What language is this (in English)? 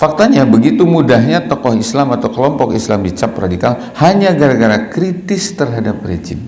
Indonesian